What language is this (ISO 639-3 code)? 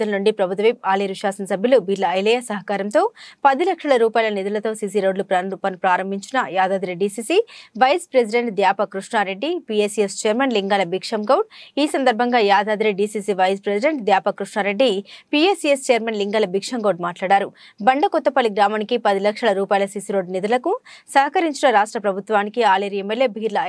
tel